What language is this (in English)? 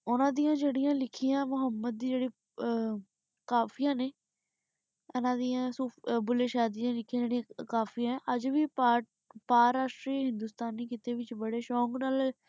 Punjabi